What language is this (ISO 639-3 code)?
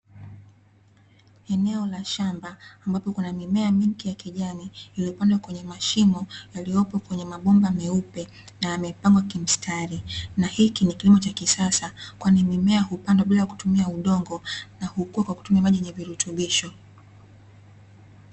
swa